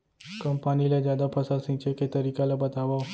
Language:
Chhattisgarhi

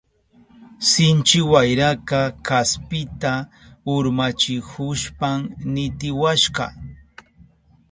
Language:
Southern Pastaza Quechua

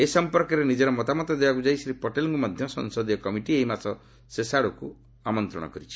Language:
Odia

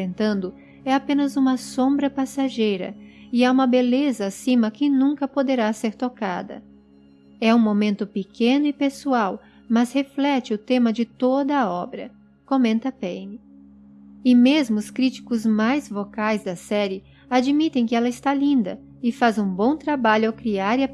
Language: Portuguese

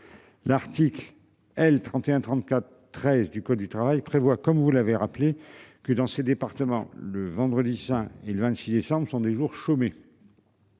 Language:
French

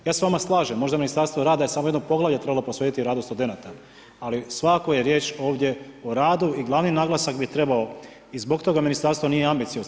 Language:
Croatian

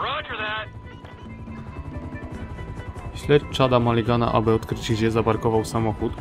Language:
Polish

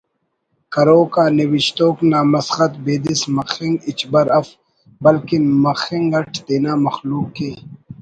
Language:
Brahui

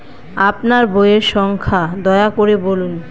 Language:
Bangla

